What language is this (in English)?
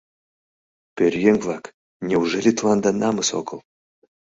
Mari